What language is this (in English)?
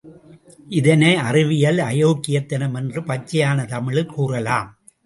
Tamil